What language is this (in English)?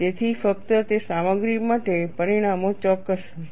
Gujarati